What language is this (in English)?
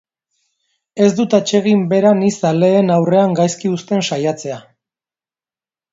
Basque